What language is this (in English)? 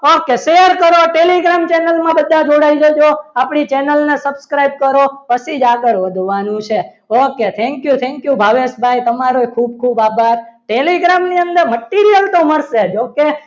Gujarati